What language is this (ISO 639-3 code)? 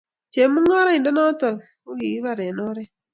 kln